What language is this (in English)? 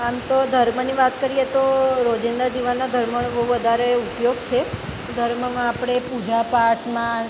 Gujarati